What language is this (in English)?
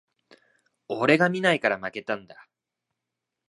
Japanese